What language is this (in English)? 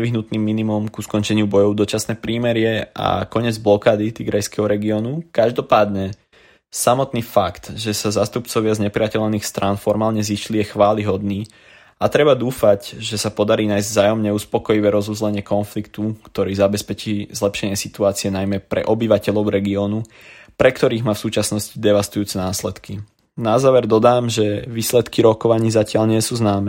Czech